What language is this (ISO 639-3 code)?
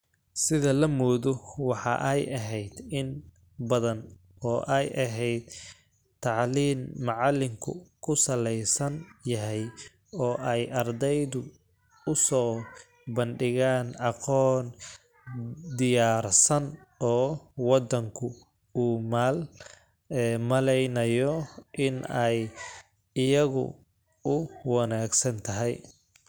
som